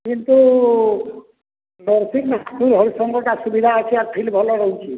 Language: Odia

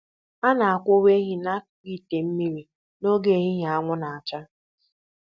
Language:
Igbo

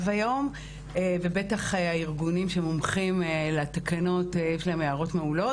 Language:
Hebrew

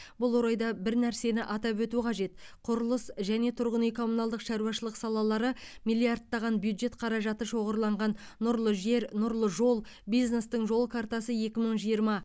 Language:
Kazakh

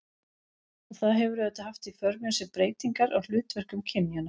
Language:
Icelandic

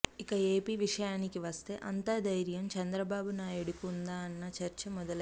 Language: Telugu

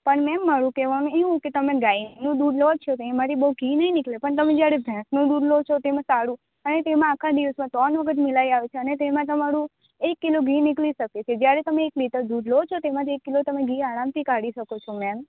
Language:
Gujarati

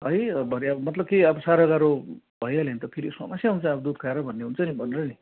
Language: Nepali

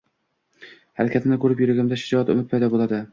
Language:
Uzbek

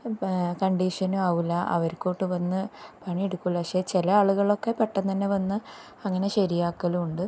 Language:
Malayalam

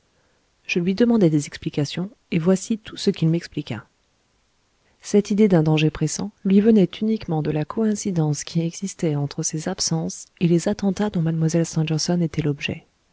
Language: French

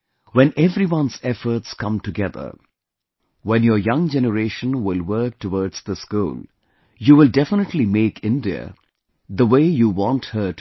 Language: English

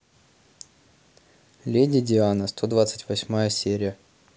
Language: Russian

